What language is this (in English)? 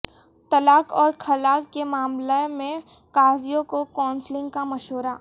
Urdu